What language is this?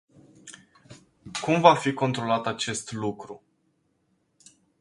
Romanian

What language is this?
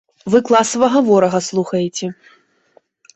Belarusian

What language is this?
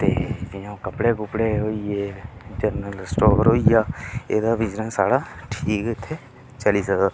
Dogri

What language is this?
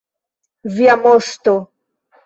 Esperanto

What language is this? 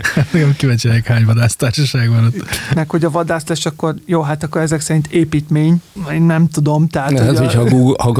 Hungarian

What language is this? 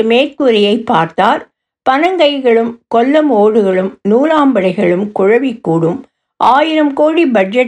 Tamil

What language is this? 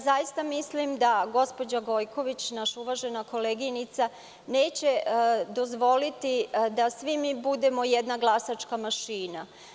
Serbian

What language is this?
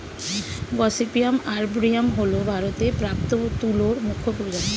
Bangla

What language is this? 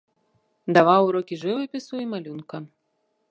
Belarusian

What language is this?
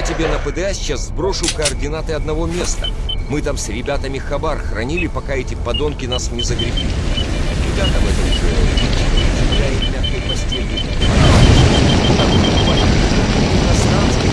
Russian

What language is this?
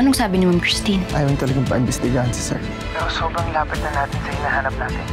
Filipino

